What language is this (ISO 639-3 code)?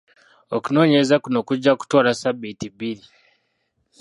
lug